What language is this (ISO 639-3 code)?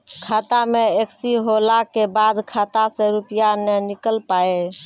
mai